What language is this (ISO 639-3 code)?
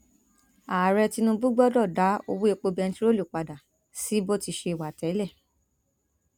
yor